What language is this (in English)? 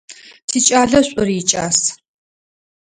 Adyghe